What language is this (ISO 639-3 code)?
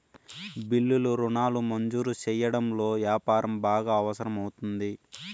tel